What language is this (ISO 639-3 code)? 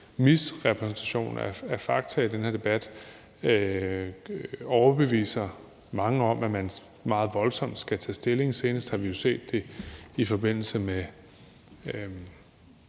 dan